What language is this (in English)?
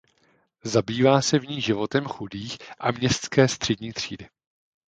Czech